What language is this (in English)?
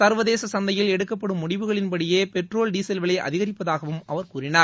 Tamil